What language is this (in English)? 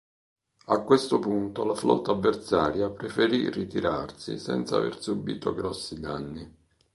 Italian